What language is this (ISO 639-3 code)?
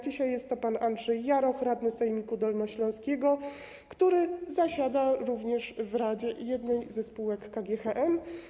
pol